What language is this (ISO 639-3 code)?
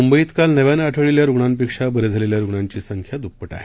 mar